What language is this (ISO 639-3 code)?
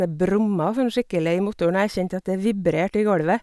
nor